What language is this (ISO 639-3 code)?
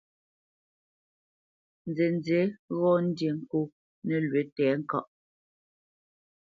bce